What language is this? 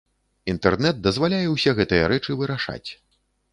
Belarusian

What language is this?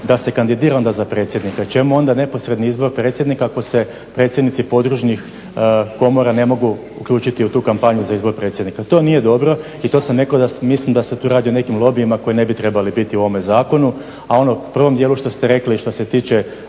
Croatian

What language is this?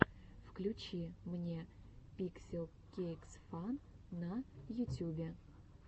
Russian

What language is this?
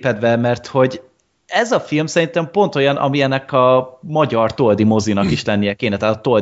Hungarian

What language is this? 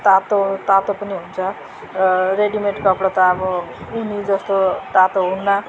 Nepali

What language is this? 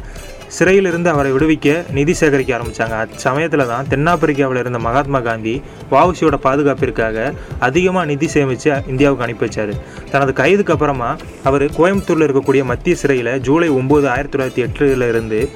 Tamil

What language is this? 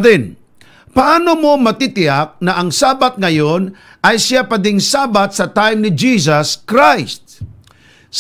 Filipino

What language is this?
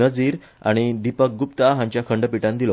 Konkani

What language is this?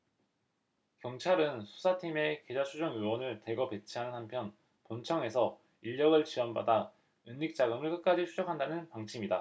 Korean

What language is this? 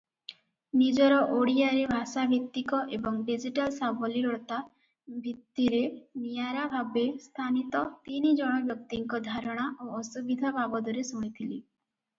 Odia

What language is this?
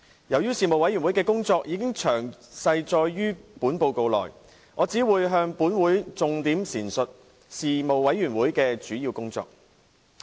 Cantonese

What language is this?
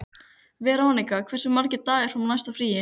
Icelandic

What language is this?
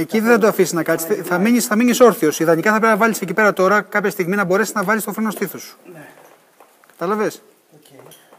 Greek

